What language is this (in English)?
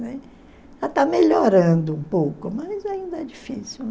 Portuguese